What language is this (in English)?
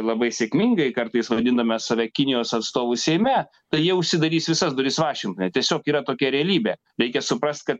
Lithuanian